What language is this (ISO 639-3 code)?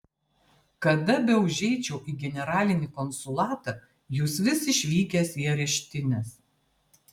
lit